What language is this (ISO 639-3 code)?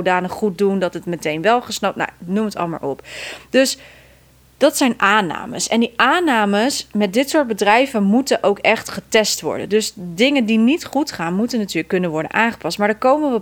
nld